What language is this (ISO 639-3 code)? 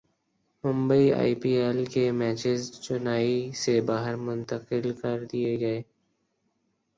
urd